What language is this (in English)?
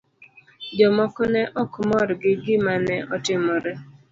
Luo (Kenya and Tanzania)